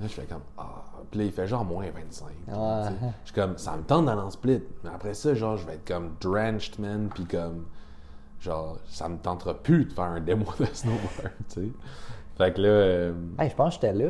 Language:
French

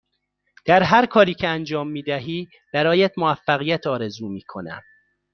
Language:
Persian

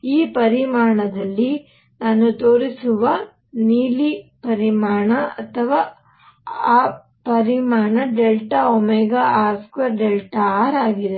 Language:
Kannada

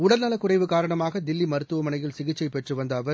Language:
Tamil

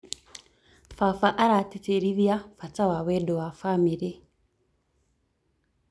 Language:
Kikuyu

